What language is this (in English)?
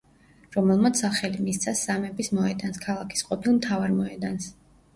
Georgian